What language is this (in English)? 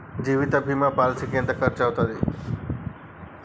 Telugu